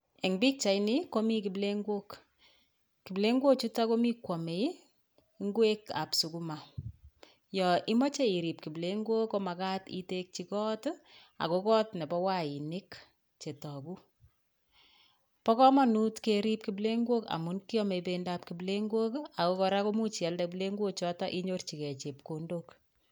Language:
Kalenjin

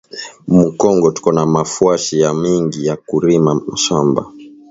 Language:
Swahili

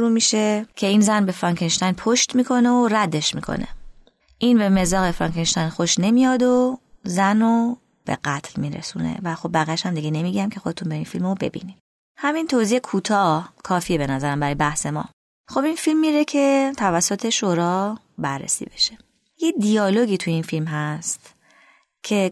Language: Persian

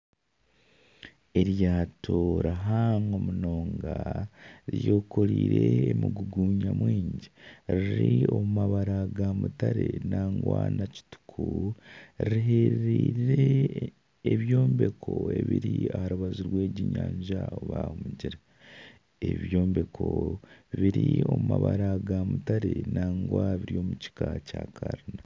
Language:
Nyankole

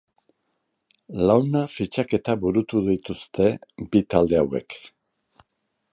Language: Basque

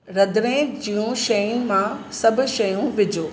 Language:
Sindhi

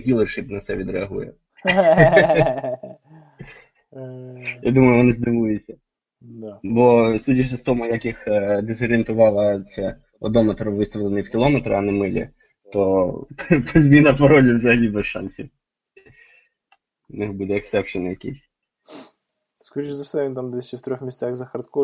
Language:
Ukrainian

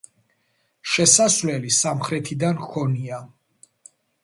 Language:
Georgian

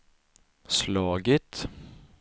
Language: Swedish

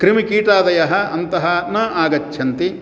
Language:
Sanskrit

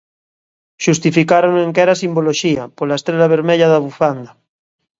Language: Galician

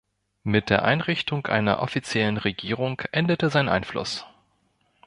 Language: German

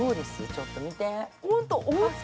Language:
Japanese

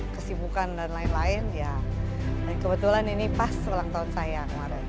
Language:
Indonesian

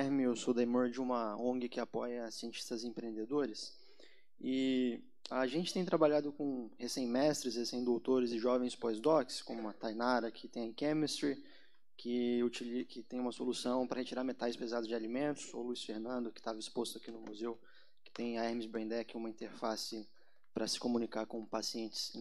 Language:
Portuguese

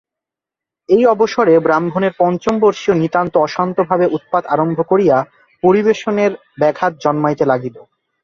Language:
Bangla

